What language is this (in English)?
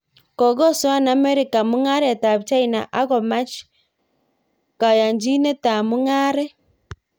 Kalenjin